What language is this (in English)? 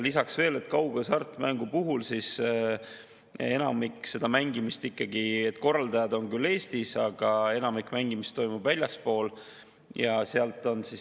Estonian